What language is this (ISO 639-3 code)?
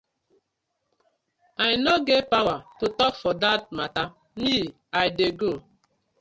pcm